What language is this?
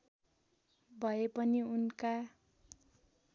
Nepali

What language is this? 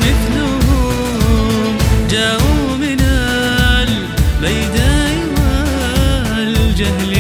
Arabic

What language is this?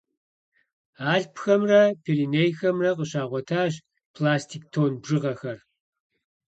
Kabardian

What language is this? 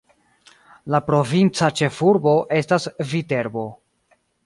Esperanto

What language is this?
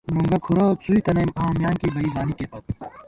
Gawar-Bati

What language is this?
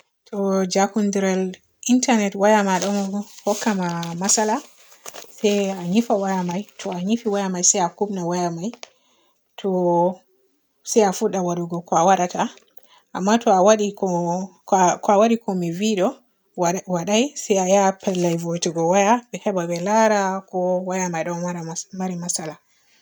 Borgu Fulfulde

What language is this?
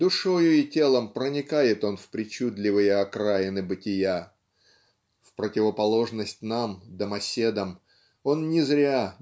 Russian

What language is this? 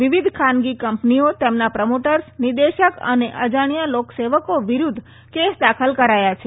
Gujarati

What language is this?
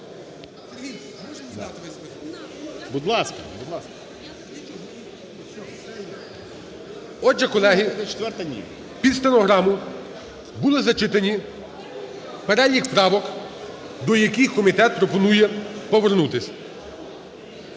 Ukrainian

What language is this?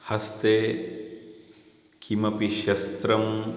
Sanskrit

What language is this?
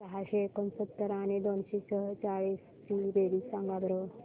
Marathi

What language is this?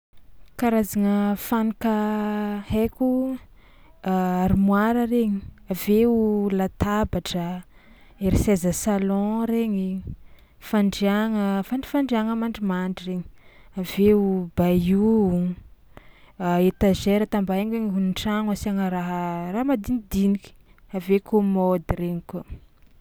Tsimihety Malagasy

